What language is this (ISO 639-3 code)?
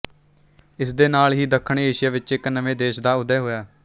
pan